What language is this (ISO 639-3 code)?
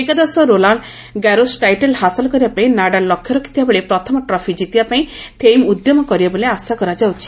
ori